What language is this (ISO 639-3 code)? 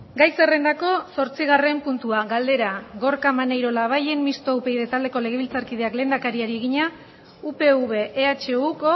eus